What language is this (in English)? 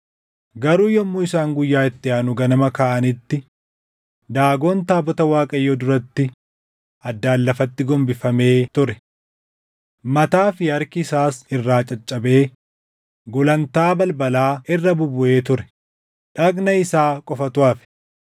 Oromo